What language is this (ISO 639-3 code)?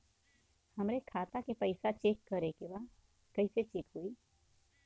bho